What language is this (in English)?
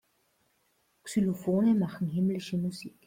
German